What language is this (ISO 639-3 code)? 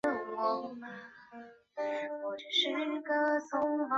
zho